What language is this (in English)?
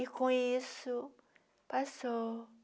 Portuguese